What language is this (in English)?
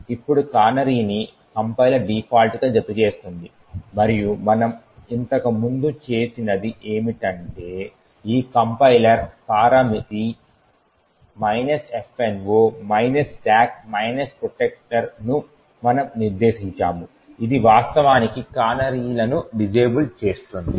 Telugu